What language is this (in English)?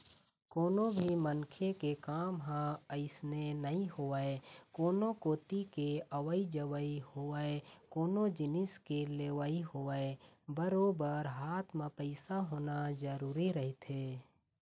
Chhattisgarhi